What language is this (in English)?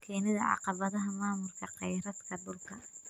Somali